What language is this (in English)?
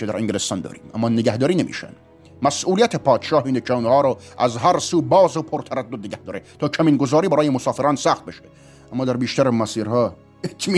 Persian